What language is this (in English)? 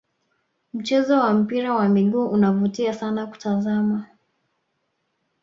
Swahili